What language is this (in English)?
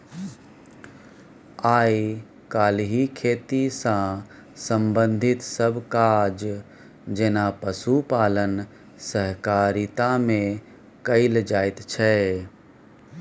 Maithili